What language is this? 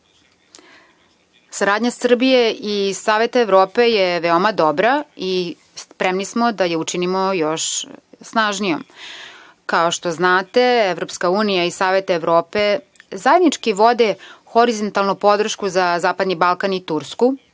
Serbian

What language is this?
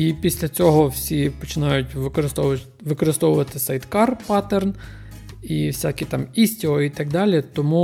Ukrainian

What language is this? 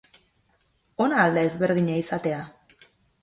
Basque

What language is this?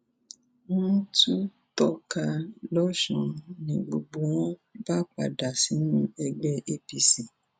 Yoruba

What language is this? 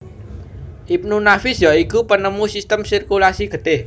Javanese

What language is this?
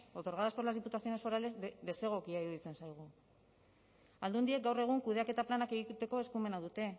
Basque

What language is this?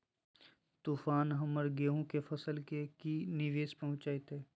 Magahi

